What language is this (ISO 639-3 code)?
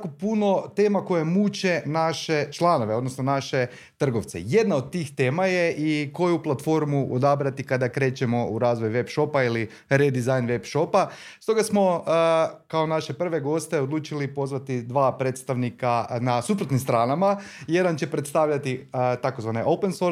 hrv